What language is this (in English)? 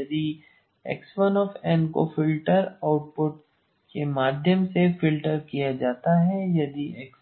Hindi